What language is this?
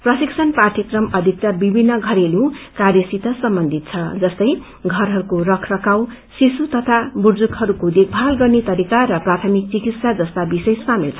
Nepali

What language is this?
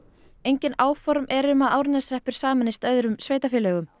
Icelandic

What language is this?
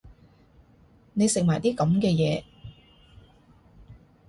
Cantonese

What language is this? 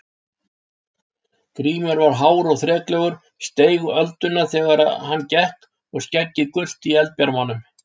Icelandic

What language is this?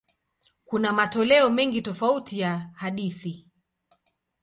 Swahili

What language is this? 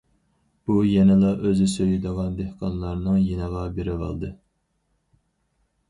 Uyghur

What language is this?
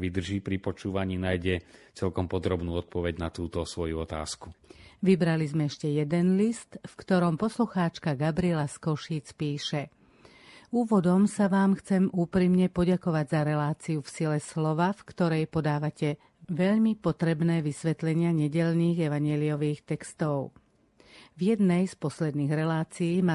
Slovak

